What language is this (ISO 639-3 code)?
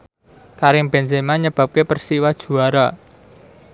jav